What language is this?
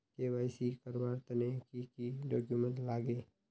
Magahi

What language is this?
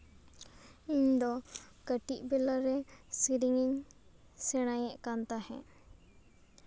Santali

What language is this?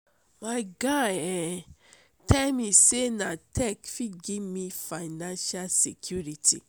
Nigerian Pidgin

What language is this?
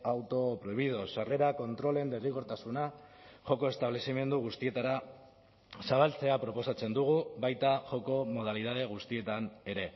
Basque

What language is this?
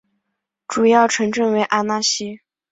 Chinese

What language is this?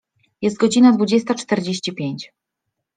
Polish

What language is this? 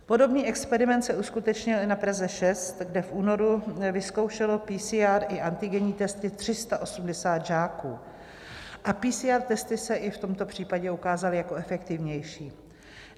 Czech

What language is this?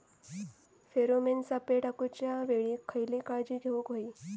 Marathi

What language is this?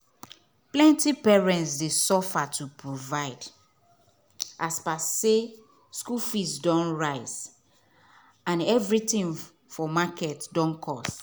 Nigerian Pidgin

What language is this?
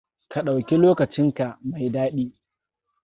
Hausa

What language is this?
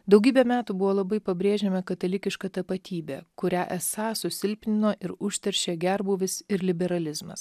Lithuanian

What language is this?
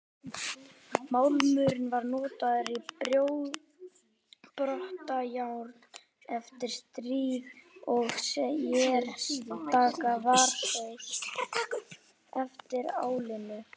Icelandic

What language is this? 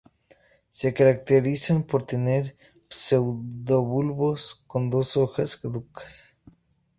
Spanish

